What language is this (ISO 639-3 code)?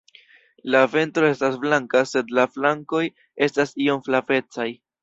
epo